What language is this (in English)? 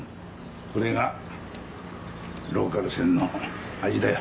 Japanese